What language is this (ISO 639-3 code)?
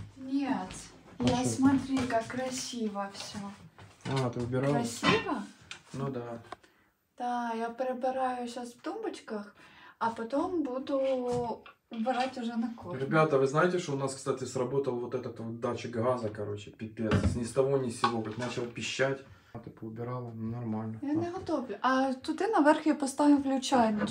rus